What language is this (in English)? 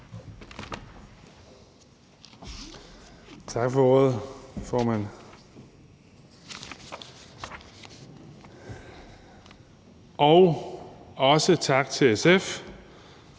Danish